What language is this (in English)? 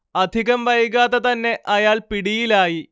Malayalam